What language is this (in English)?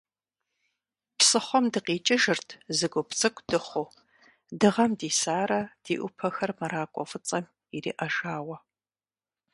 Kabardian